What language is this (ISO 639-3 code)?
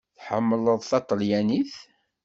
kab